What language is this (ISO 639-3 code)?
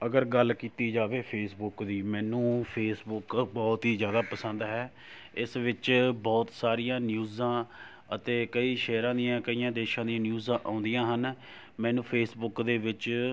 pan